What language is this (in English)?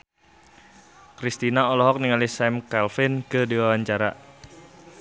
Sundanese